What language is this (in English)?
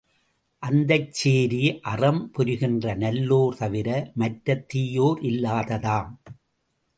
Tamil